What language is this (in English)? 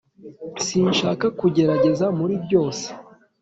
Kinyarwanda